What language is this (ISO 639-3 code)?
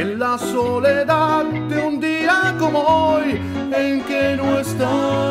spa